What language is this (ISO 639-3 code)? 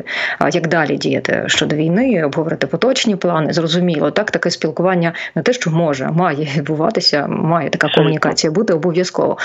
ukr